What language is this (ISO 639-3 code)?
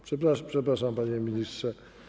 pol